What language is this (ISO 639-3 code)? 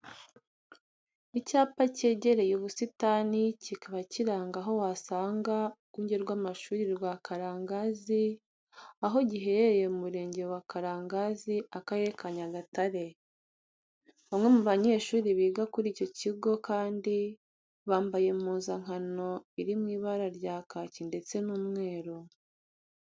kin